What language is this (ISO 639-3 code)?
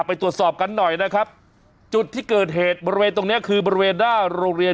tha